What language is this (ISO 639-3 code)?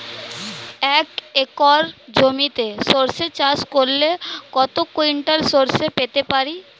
ben